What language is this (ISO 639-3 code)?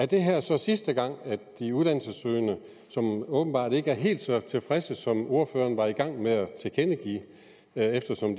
dan